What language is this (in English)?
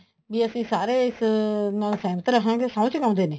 Punjabi